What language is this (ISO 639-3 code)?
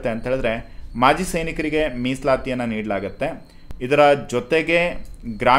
kan